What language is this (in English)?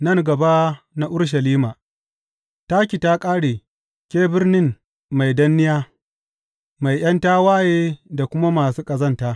Hausa